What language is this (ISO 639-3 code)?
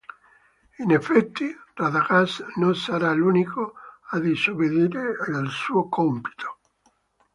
ita